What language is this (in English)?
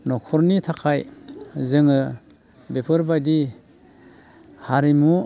Bodo